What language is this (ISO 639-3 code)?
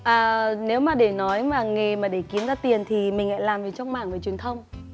vie